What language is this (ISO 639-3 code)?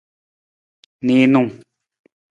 nmz